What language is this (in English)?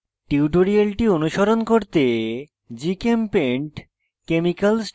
Bangla